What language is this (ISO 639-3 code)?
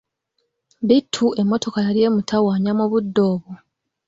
lug